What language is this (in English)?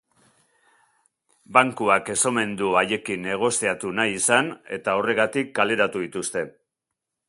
Basque